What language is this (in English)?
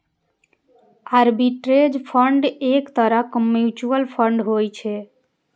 Maithili